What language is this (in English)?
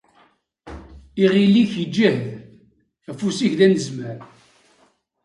Kabyle